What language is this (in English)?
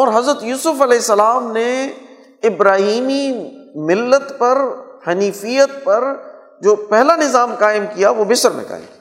Urdu